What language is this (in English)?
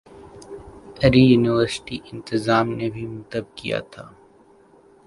Urdu